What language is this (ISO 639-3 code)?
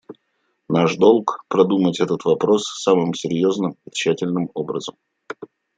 rus